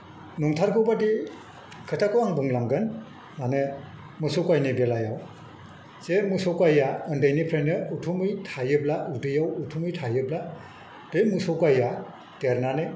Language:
Bodo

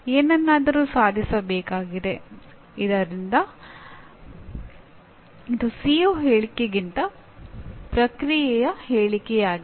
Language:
Kannada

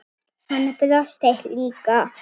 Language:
Icelandic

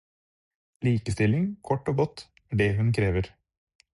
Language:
Norwegian Bokmål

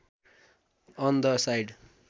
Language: Nepali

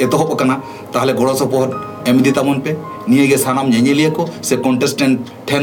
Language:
Bangla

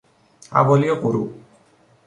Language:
Persian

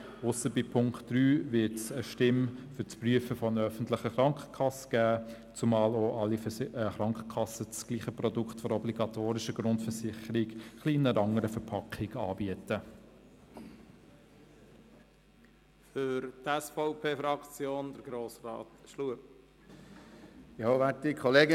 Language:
Swiss German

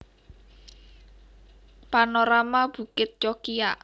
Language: Javanese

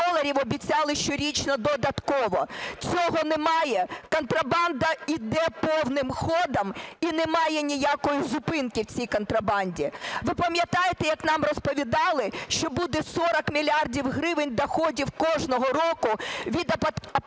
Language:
Ukrainian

